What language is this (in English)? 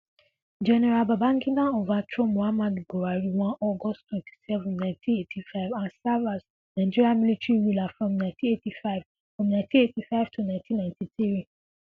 Nigerian Pidgin